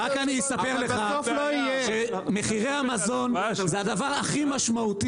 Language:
Hebrew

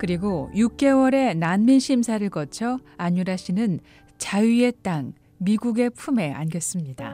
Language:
Korean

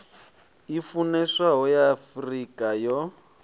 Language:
Venda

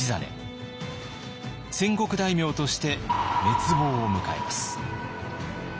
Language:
Japanese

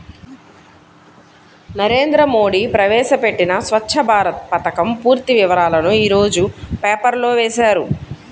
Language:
Telugu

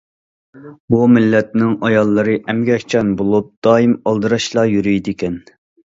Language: Uyghur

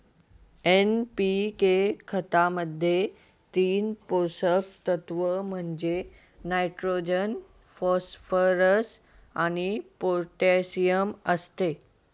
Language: Marathi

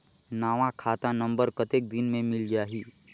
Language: Chhattisgarhi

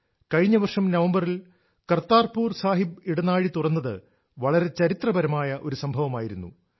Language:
Malayalam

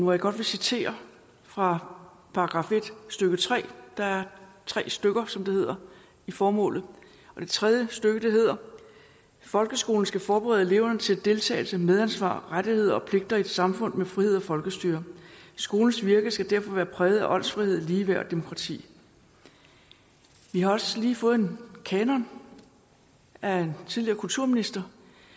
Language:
Danish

